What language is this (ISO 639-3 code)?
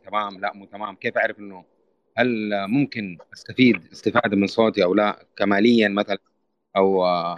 ara